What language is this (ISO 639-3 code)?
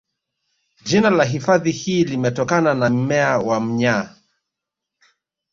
swa